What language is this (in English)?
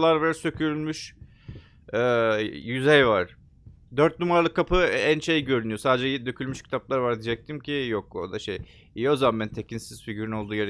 Turkish